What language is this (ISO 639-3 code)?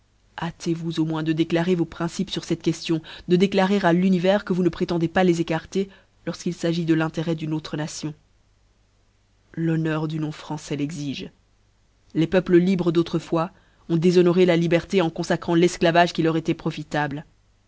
fra